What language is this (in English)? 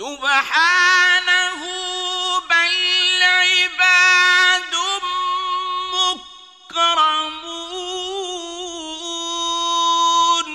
Arabic